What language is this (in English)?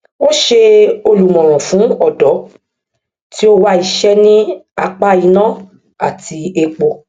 Yoruba